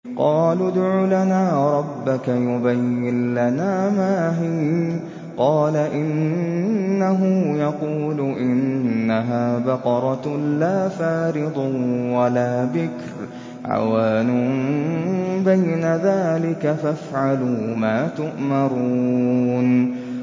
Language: Arabic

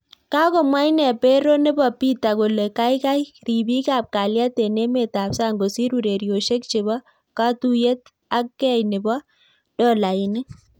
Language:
Kalenjin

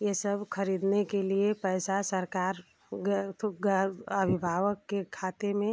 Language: Hindi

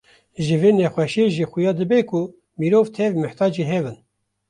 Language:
Kurdish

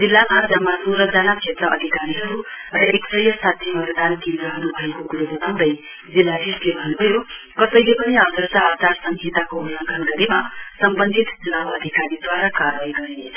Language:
Nepali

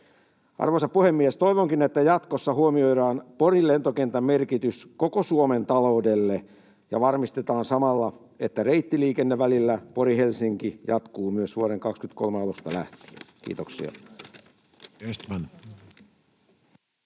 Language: Finnish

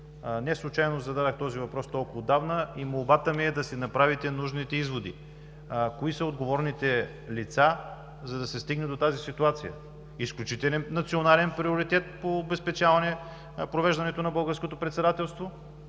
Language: Bulgarian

